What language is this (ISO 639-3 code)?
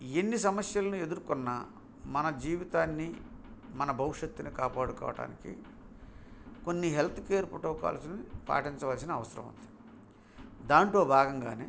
tel